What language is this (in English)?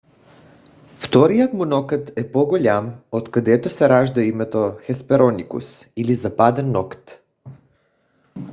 Bulgarian